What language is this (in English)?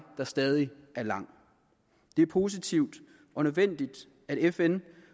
Danish